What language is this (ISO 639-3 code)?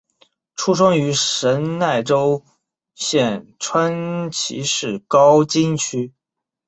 zho